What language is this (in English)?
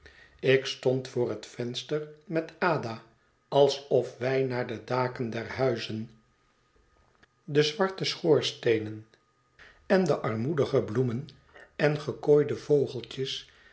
Dutch